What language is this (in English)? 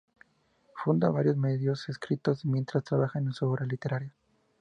Spanish